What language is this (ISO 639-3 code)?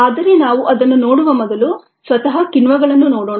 kan